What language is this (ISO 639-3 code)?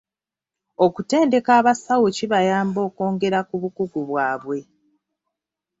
lug